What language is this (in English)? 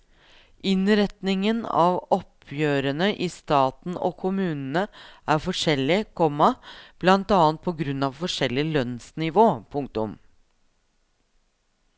Norwegian